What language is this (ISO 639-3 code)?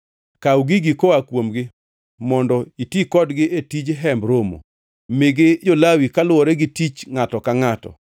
luo